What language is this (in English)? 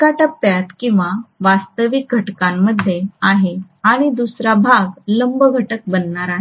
Marathi